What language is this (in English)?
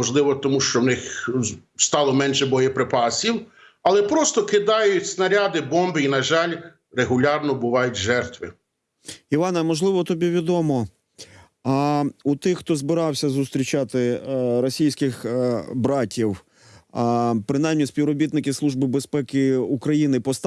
Ukrainian